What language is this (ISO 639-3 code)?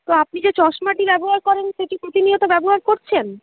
ben